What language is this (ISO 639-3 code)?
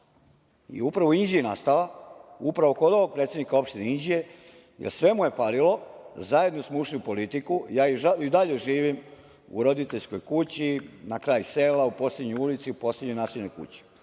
srp